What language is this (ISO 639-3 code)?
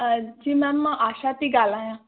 snd